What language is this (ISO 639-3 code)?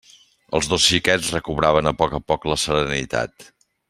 cat